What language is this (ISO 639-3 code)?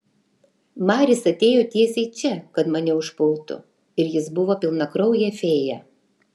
lit